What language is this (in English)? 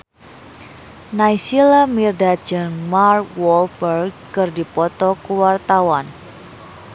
Sundanese